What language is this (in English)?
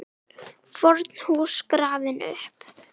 Icelandic